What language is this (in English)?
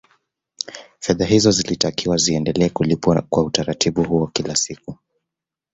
Swahili